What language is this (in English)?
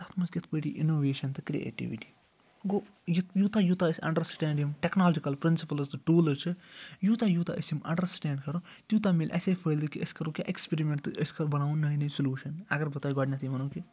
Kashmiri